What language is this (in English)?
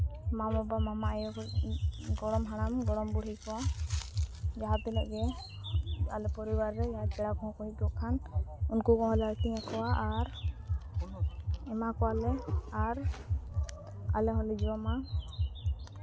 Santali